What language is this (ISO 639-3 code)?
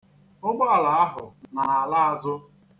ibo